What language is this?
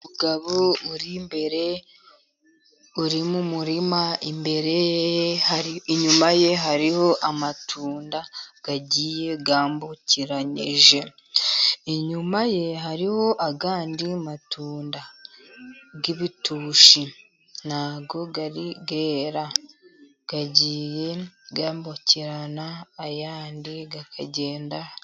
Kinyarwanda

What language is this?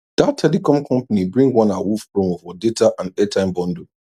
Nigerian Pidgin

